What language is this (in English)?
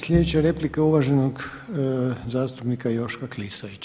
Croatian